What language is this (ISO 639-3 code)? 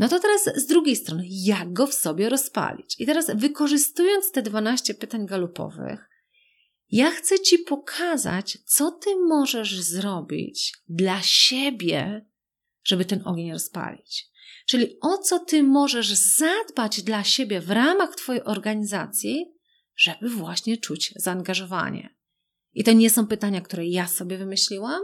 pol